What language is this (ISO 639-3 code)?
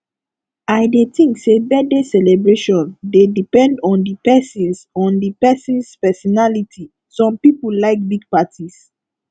pcm